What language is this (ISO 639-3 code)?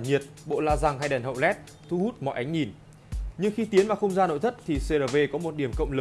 vie